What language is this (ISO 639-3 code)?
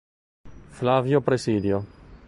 ita